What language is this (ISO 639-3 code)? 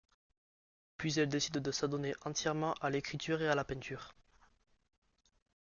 fra